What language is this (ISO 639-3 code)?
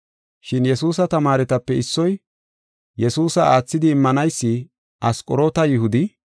gof